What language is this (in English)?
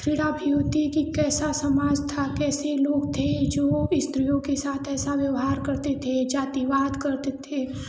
Hindi